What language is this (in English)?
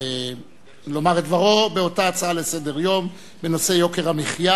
Hebrew